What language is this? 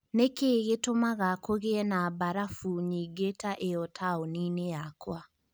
Kikuyu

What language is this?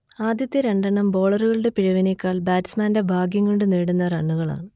Malayalam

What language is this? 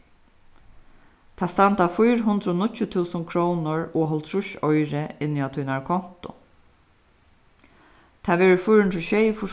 Faroese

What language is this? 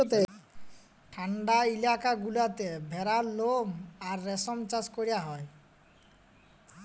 Bangla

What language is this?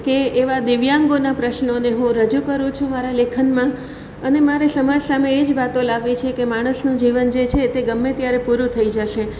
Gujarati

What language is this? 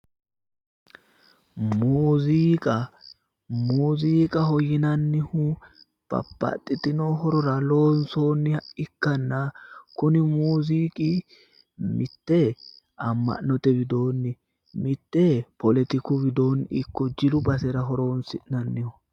Sidamo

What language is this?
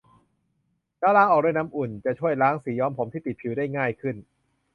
Thai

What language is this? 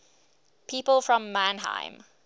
English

